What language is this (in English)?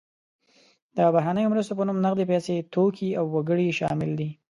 Pashto